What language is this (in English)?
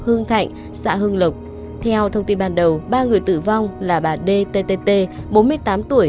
Vietnamese